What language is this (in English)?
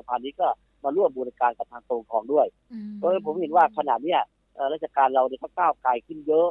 Thai